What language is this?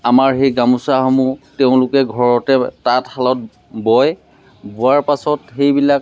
Assamese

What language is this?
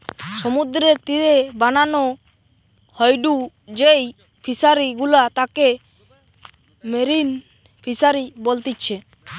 Bangla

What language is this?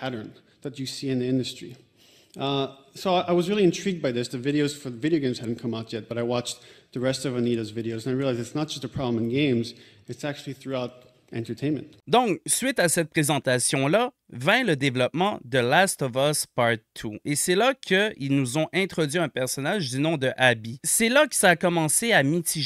French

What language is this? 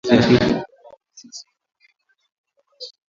Swahili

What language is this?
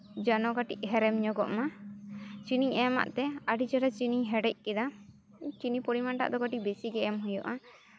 Santali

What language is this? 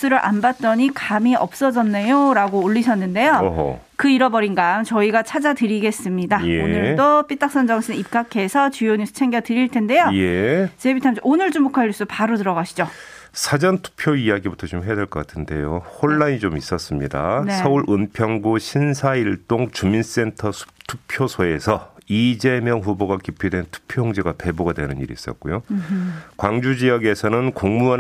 Korean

